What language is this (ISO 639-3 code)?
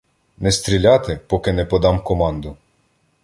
ukr